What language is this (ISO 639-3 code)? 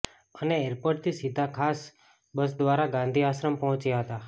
guj